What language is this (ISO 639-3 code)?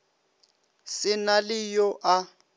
nso